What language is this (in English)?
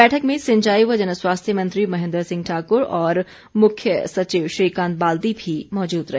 Hindi